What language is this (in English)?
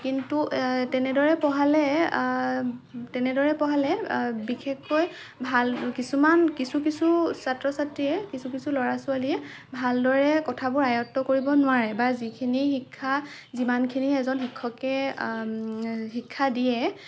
Assamese